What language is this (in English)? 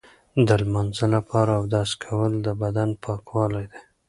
Pashto